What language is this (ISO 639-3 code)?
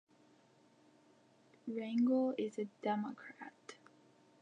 eng